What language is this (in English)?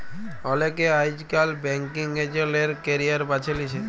Bangla